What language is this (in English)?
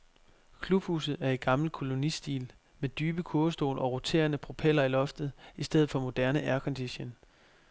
Danish